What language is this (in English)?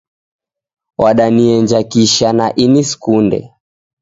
Taita